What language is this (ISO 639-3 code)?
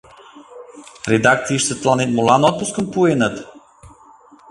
chm